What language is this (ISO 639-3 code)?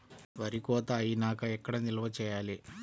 tel